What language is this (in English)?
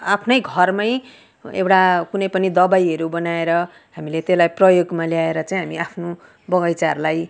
Nepali